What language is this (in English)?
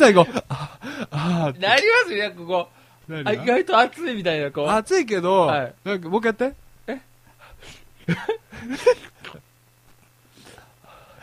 Japanese